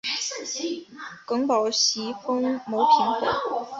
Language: Chinese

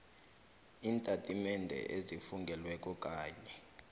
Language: South Ndebele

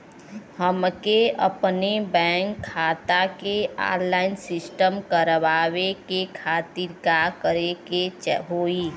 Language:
Bhojpuri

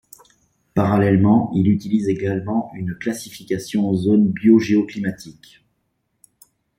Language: French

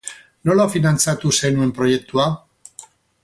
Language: Basque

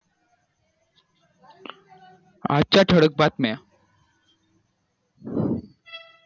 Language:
Marathi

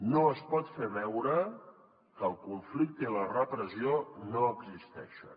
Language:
Catalan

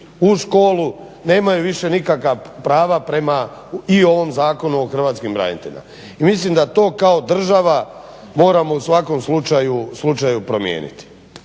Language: Croatian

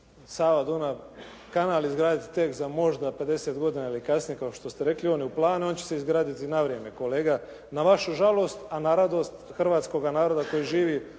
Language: Croatian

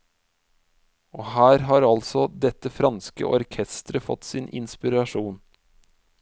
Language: Norwegian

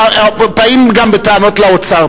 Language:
Hebrew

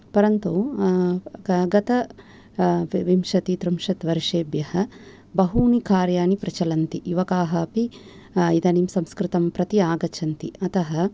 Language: Sanskrit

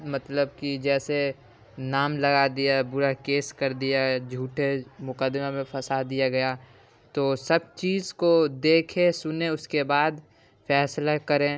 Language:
Urdu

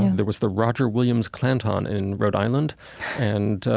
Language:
English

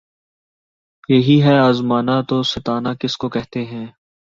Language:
Urdu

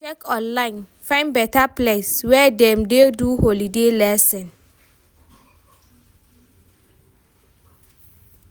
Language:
Nigerian Pidgin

